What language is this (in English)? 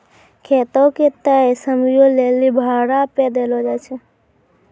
Maithili